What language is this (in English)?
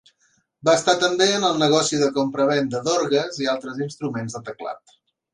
Catalan